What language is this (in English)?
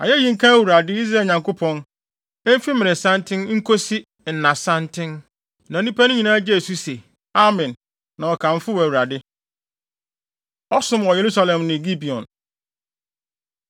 Akan